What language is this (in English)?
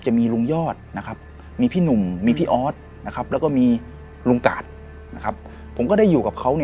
Thai